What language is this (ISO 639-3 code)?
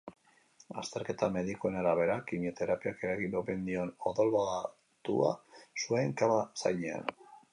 eus